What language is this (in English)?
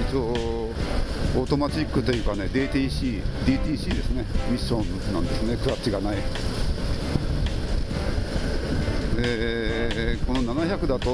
Japanese